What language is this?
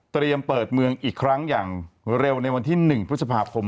Thai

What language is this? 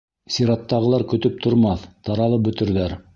Bashkir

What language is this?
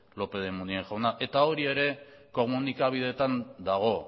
Basque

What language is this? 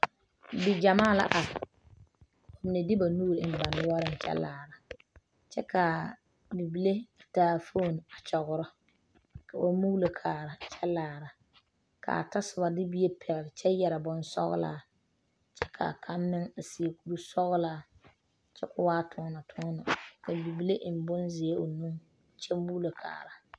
Southern Dagaare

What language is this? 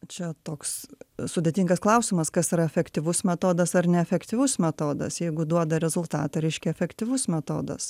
Lithuanian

